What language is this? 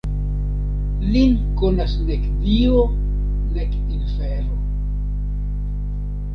Esperanto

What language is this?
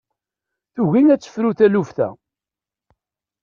Kabyle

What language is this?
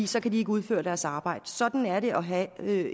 Danish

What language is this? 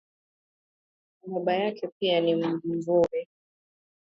Swahili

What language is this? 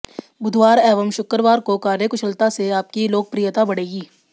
Hindi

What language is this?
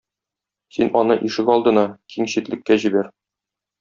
Tatar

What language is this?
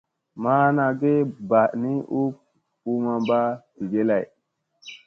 Musey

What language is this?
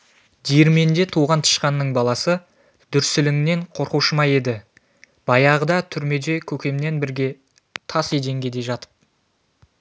Kazakh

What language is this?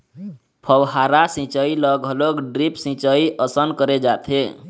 Chhattisgarhi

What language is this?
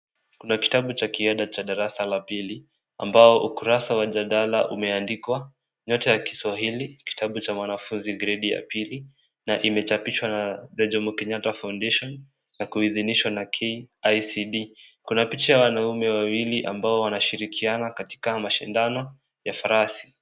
Swahili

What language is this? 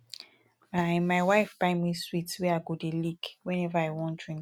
Nigerian Pidgin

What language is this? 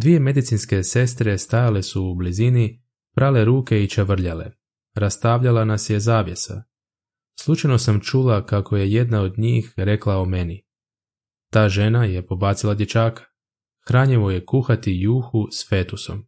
Croatian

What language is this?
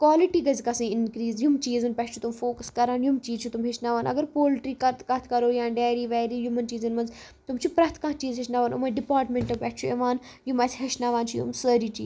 Kashmiri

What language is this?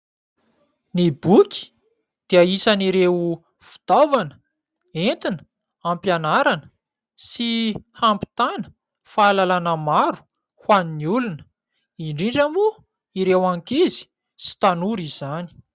Malagasy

